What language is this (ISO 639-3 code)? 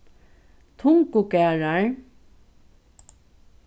fao